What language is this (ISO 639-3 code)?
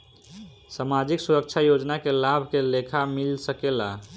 bho